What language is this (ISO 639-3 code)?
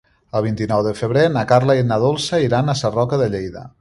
cat